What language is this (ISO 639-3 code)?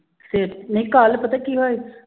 pan